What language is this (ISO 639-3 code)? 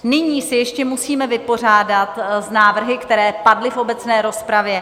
ces